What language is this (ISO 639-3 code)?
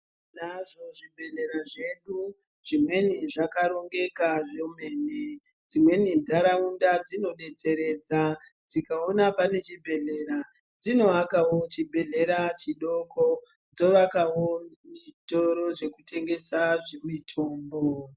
ndc